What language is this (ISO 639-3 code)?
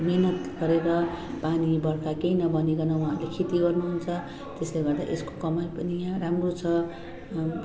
nep